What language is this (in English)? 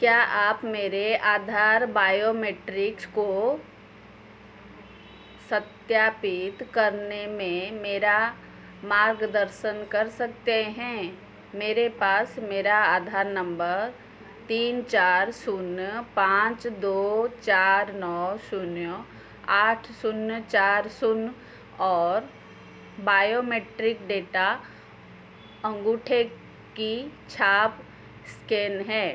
Hindi